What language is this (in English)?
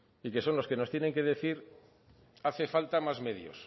Spanish